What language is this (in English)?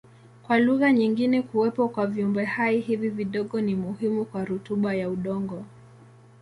Swahili